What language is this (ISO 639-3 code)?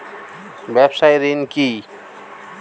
ben